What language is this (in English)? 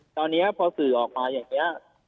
Thai